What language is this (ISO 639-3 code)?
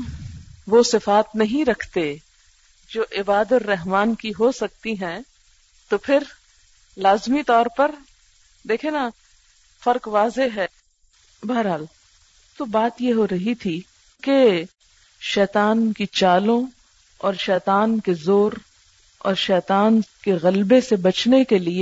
urd